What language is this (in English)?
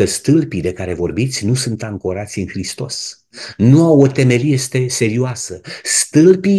Romanian